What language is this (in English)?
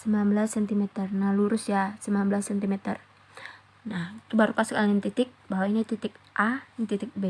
Indonesian